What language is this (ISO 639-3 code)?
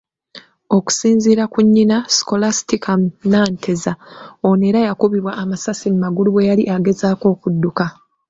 lug